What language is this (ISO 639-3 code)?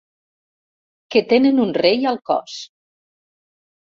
cat